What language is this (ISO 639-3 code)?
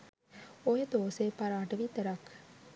sin